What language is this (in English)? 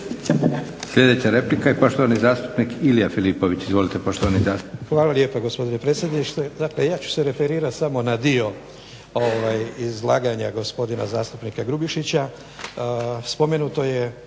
Croatian